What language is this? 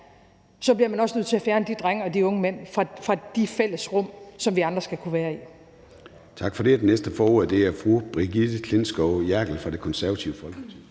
Danish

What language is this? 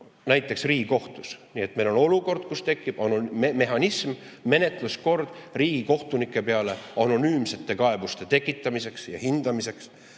Estonian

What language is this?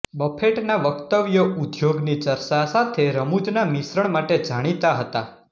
Gujarati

